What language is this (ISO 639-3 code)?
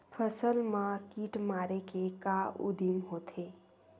hne